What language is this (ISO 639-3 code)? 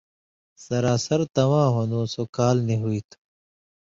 mvy